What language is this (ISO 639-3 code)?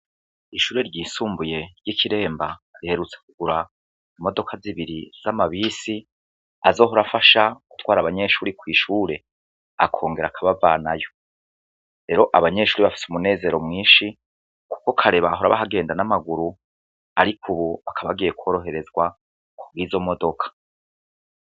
run